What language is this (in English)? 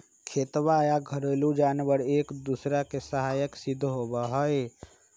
Magahi